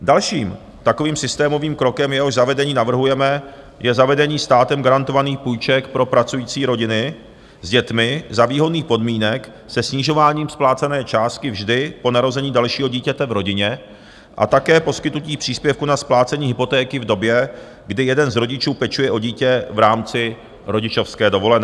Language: Czech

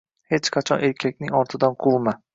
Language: Uzbek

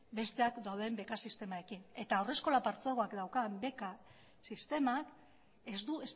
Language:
Basque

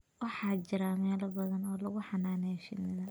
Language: Somali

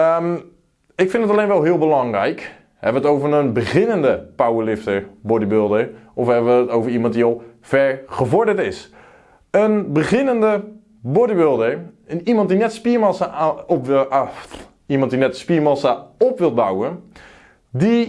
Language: Dutch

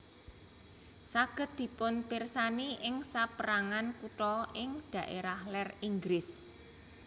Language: Javanese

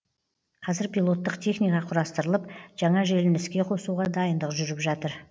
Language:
Kazakh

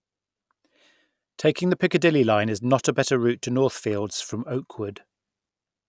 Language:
English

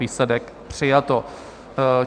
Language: Czech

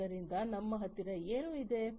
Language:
Kannada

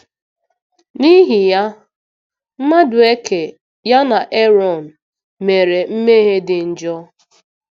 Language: Igbo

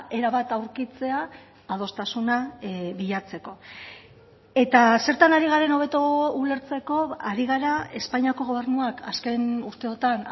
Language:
Basque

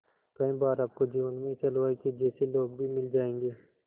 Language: Hindi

